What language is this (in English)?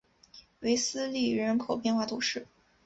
Chinese